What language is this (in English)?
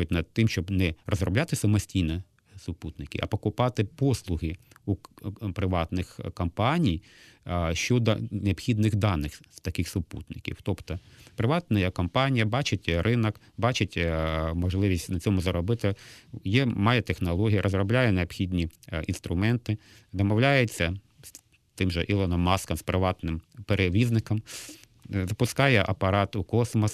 Ukrainian